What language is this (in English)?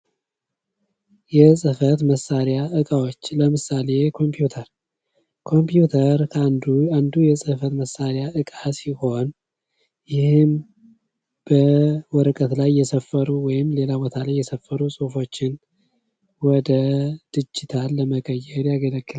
Amharic